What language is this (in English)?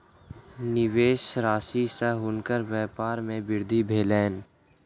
Maithili